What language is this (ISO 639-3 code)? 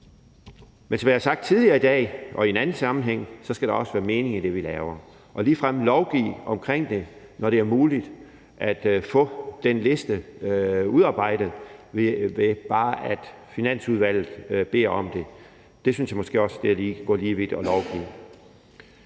dan